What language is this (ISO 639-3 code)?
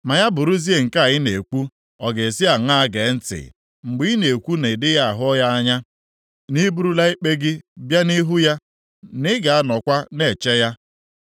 ibo